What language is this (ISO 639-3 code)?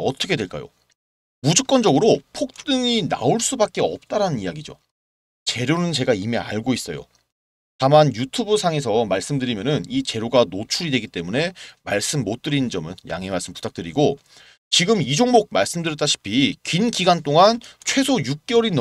kor